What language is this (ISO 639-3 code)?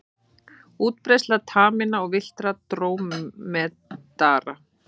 isl